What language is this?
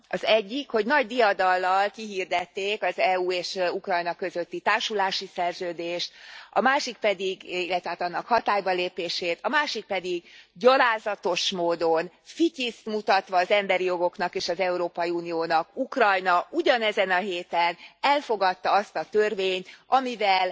Hungarian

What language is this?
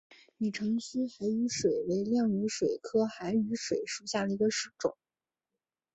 Chinese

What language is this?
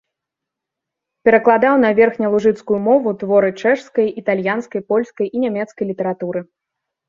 Belarusian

